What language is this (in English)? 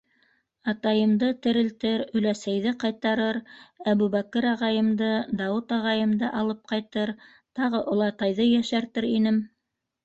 Bashkir